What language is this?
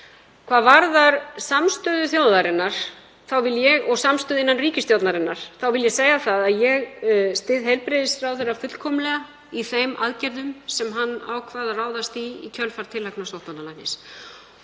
Icelandic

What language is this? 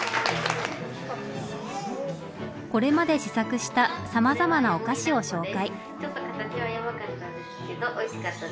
Japanese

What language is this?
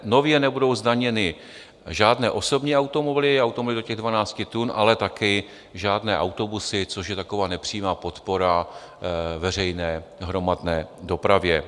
Czech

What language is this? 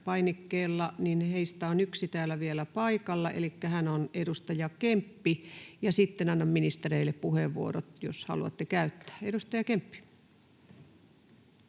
Finnish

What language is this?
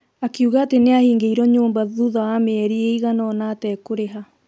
Kikuyu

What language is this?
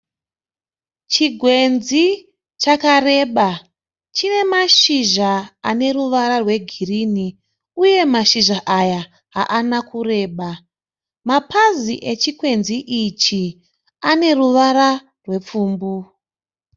Shona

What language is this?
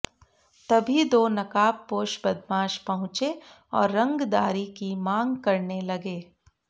Hindi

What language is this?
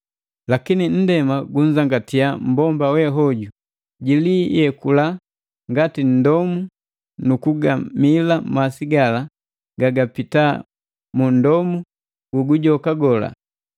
Matengo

